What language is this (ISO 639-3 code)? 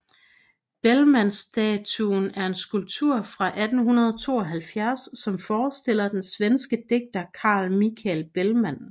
dan